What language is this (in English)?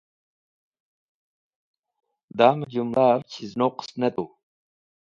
Wakhi